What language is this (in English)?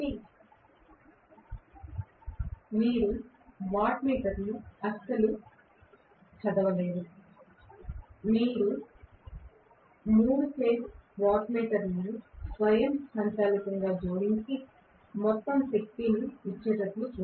Telugu